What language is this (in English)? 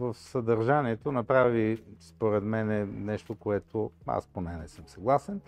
Bulgarian